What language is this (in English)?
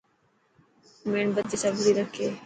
Dhatki